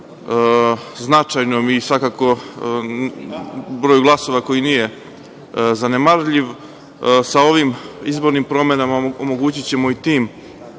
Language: Serbian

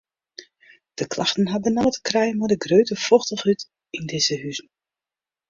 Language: Western Frisian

